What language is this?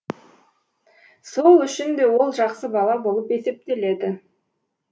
Kazakh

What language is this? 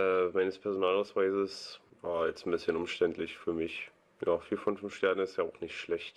German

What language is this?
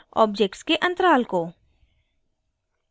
Hindi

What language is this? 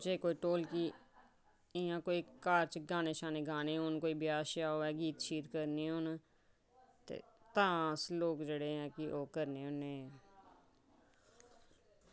Dogri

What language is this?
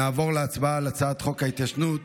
Hebrew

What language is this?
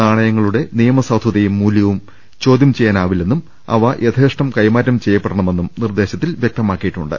Malayalam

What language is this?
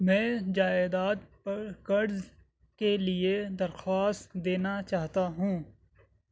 Urdu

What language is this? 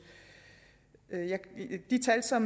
Danish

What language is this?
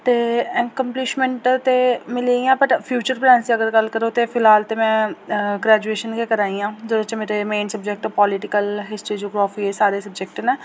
Dogri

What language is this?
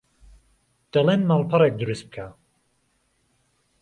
Central Kurdish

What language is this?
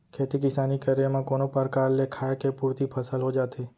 Chhattisgarhi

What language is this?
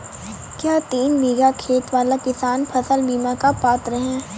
Hindi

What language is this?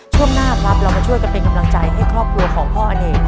Thai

